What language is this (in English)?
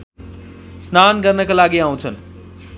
Nepali